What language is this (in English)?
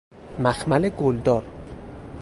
Persian